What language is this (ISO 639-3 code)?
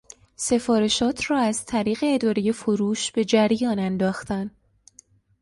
fas